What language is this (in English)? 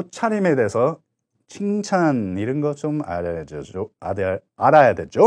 Korean